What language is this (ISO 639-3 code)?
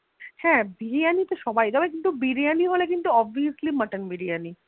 ben